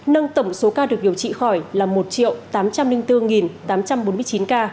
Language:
Vietnamese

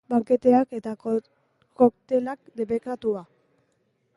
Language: Basque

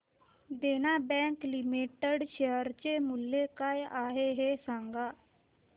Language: Marathi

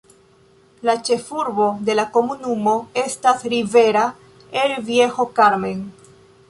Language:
Esperanto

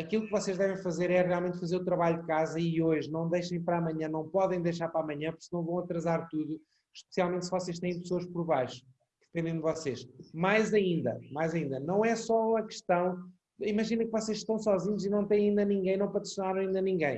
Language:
Portuguese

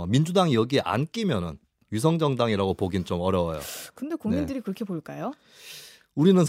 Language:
Korean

